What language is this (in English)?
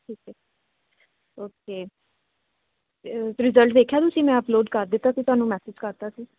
Punjabi